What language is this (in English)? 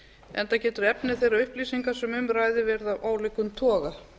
Icelandic